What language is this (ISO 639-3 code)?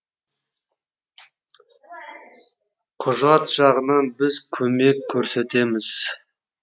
kaz